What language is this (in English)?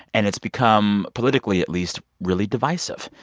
English